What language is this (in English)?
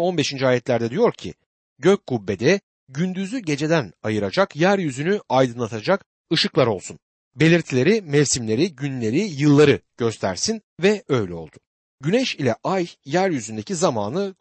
Turkish